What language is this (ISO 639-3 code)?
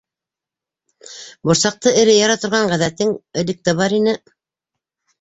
bak